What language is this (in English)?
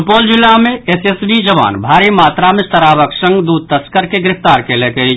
Maithili